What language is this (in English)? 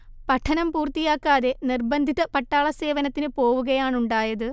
Malayalam